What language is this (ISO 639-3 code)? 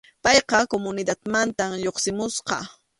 qxu